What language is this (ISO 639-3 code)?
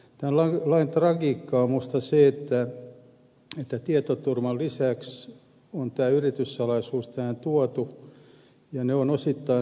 fin